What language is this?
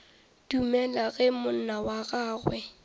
Northern Sotho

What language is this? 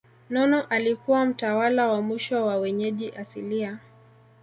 Swahili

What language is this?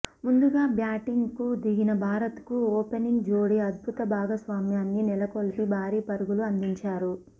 Telugu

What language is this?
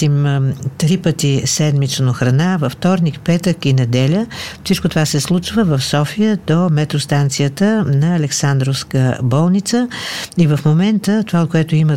Bulgarian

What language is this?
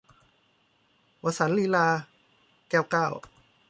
Thai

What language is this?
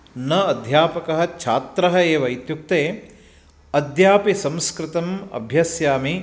Sanskrit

